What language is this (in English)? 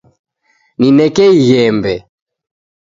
Taita